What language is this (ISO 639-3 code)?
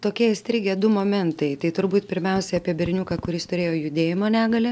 lit